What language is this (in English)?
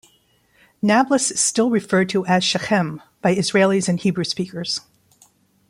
English